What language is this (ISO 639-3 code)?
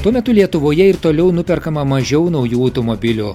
lit